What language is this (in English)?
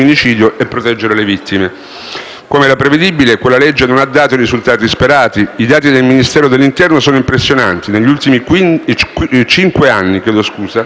Italian